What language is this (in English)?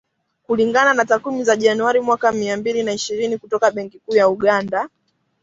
Swahili